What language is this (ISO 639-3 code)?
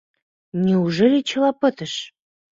chm